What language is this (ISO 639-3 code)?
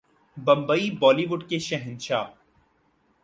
urd